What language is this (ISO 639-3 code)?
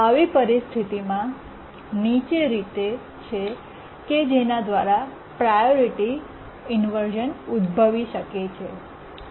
guj